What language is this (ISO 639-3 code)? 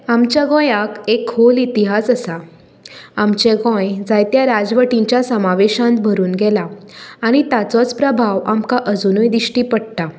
kok